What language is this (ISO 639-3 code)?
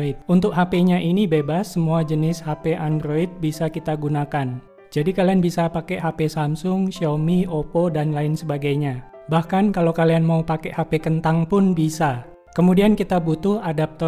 ind